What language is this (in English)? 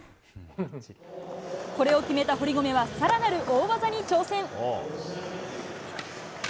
Japanese